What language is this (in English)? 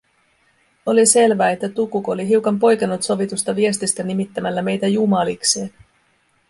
Finnish